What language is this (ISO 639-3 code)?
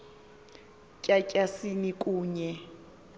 xho